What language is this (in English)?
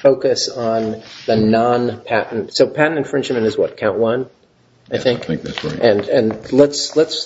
English